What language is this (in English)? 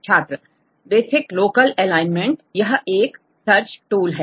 Hindi